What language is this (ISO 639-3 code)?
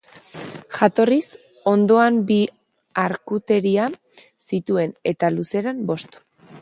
eus